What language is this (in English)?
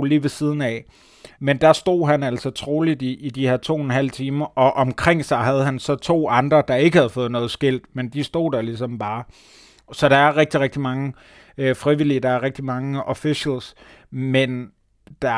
Danish